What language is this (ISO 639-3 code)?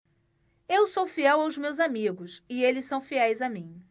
por